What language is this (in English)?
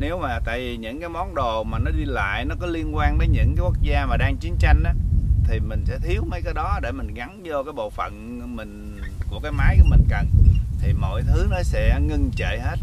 Vietnamese